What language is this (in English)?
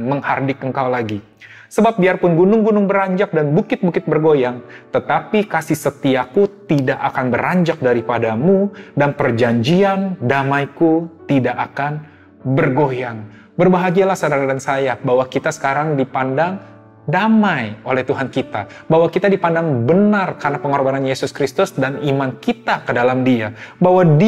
Indonesian